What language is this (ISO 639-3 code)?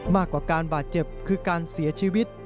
tha